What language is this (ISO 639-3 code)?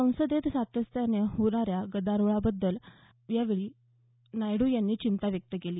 mar